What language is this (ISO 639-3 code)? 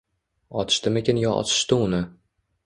uzb